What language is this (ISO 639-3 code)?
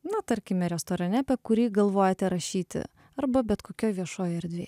lit